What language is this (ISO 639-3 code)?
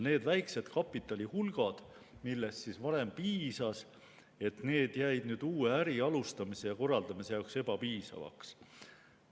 est